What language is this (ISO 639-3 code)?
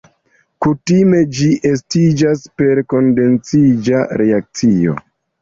epo